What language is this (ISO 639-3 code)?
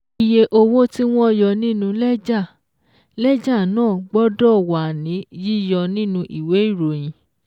yor